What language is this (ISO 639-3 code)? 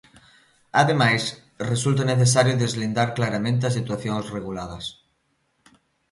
glg